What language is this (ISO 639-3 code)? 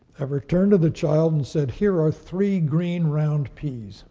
eng